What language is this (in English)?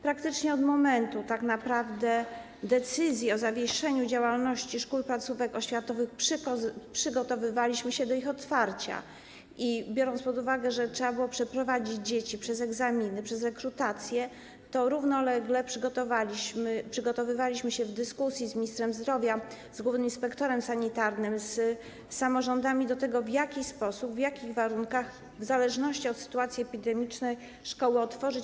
Polish